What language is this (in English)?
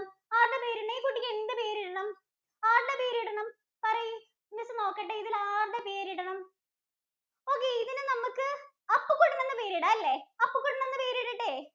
Malayalam